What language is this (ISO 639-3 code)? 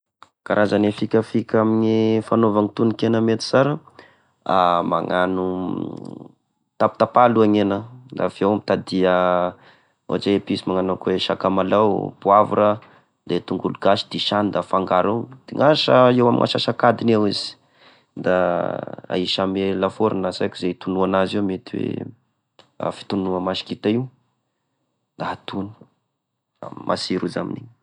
tkg